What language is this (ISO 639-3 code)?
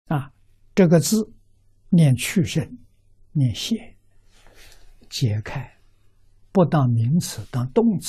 zho